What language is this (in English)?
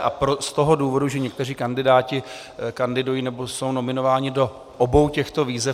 Czech